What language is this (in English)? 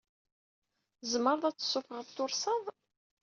Kabyle